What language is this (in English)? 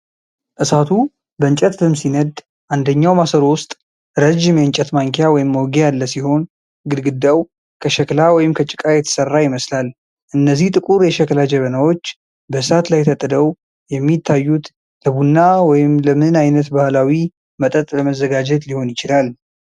Amharic